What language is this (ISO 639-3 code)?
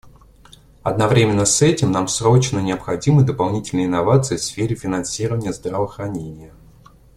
rus